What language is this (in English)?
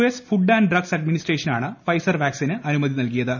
Malayalam